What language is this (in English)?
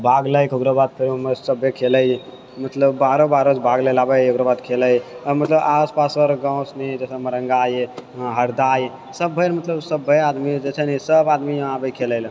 Maithili